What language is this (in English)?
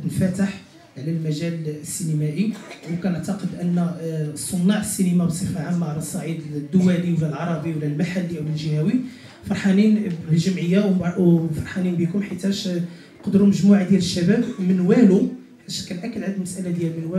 Arabic